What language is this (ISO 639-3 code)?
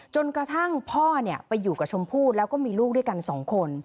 tha